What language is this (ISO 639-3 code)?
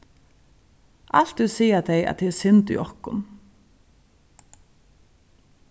fao